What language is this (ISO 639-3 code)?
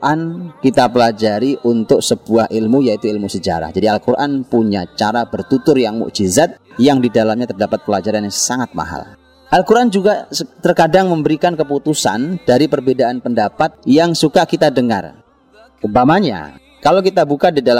ind